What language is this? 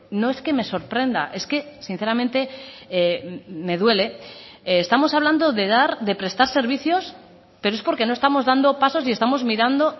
Spanish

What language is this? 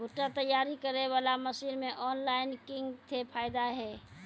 Maithili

